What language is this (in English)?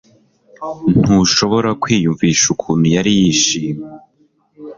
Kinyarwanda